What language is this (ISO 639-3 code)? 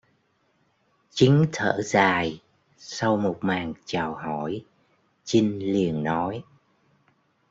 vie